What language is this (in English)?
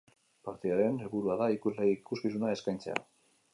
Basque